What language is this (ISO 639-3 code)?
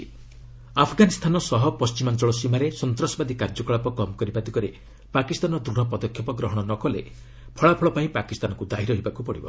ori